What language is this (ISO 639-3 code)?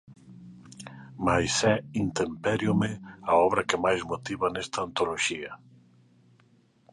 glg